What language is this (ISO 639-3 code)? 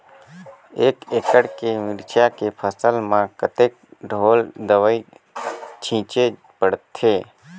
hne